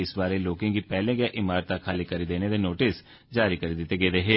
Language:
Dogri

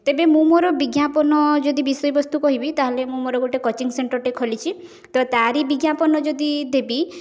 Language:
Odia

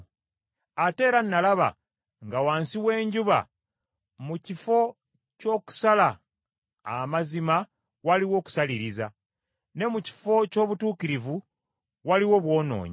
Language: Ganda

